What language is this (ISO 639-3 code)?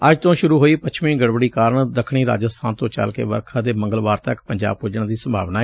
pan